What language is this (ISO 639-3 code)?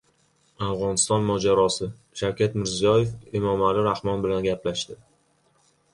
uzb